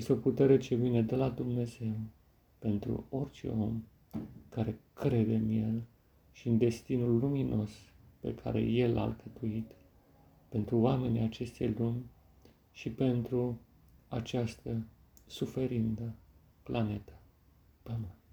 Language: Romanian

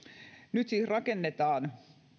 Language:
Finnish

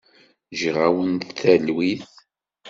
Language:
Kabyle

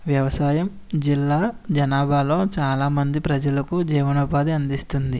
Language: Telugu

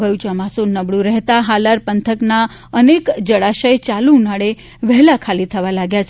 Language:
Gujarati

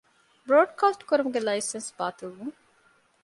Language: Divehi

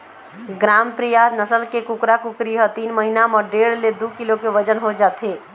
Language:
Chhattisgarhi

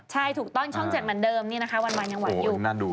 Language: Thai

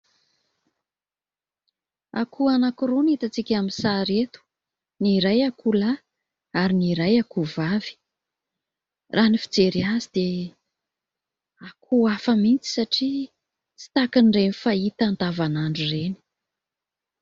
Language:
Malagasy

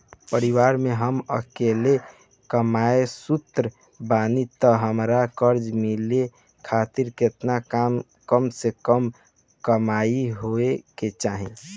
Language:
Bhojpuri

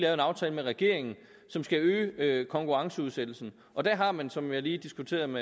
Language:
Danish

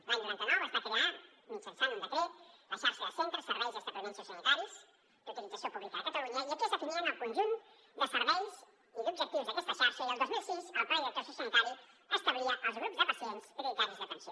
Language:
Catalan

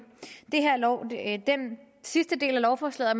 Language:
Danish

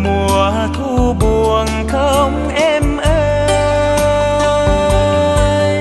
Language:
Vietnamese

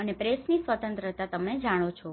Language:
Gujarati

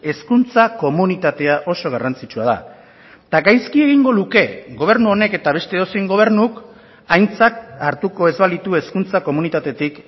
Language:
Basque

